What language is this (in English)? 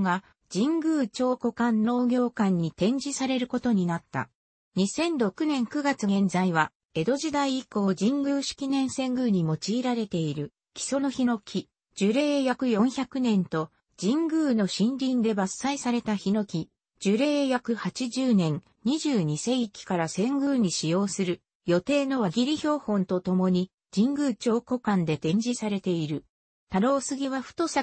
Japanese